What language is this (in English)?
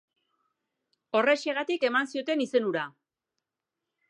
Basque